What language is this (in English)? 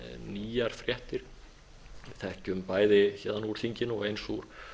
Icelandic